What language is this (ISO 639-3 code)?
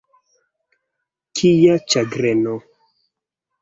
epo